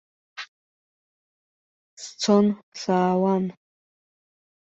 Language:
Abkhazian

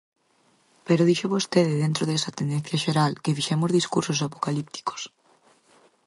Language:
Galician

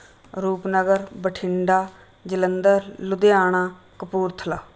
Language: Punjabi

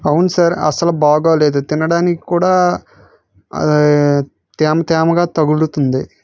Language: Telugu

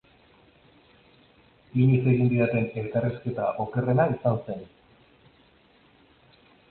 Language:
Basque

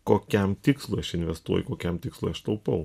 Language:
Lithuanian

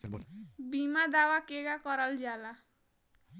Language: Bhojpuri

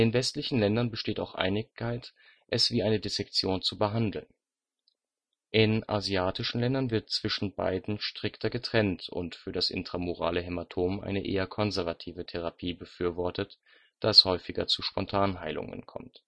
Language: German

